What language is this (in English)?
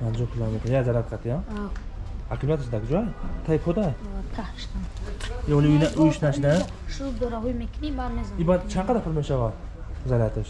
Turkish